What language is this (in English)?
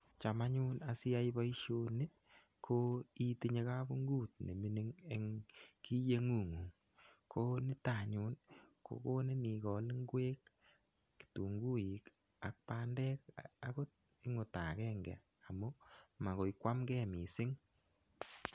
Kalenjin